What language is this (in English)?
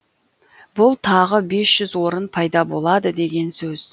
Kazakh